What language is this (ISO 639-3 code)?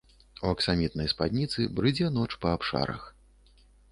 bel